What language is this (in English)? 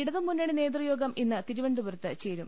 Malayalam